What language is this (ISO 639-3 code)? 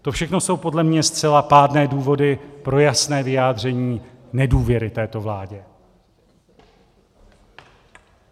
ces